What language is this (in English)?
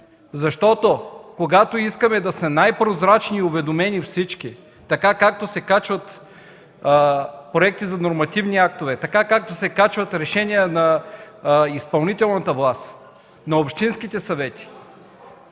Bulgarian